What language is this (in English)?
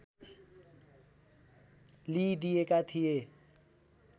Nepali